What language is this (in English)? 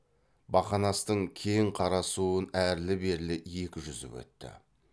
Kazakh